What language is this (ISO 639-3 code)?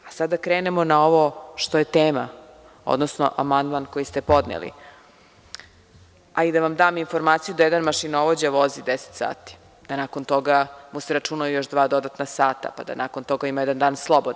srp